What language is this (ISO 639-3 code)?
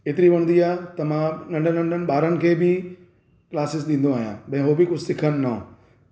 snd